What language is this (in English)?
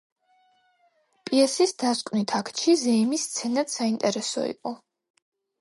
Georgian